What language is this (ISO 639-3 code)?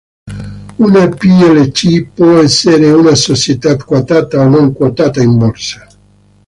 ita